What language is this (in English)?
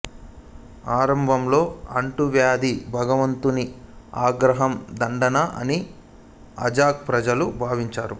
Telugu